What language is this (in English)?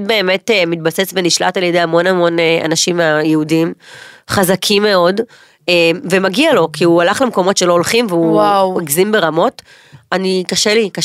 Hebrew